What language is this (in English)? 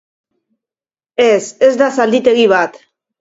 Basque